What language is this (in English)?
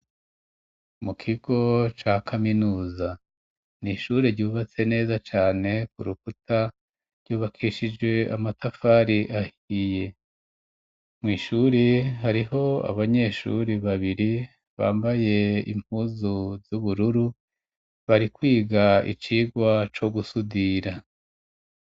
Rundi